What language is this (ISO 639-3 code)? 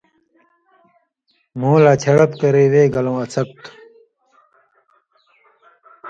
mvy